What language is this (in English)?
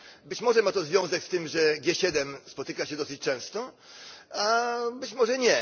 Polish